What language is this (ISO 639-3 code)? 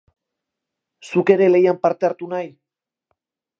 eus